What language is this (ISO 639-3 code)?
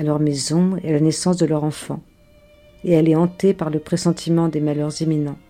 fra